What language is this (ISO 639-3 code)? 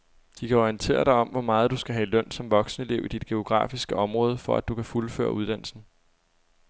dan